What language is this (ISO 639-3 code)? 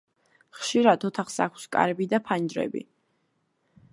kat